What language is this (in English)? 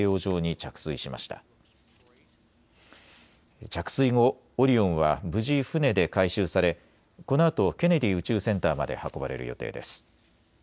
Japanese